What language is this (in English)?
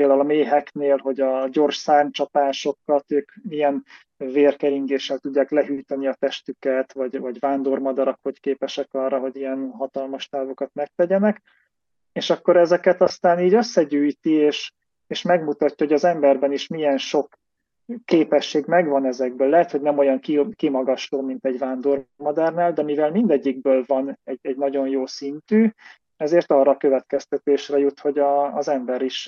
Hungarian